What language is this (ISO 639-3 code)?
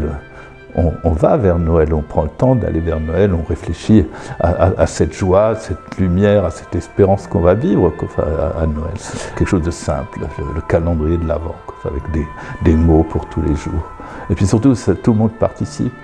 fra